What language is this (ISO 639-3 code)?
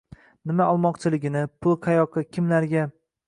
uzb